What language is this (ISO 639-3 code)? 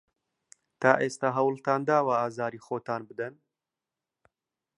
ckb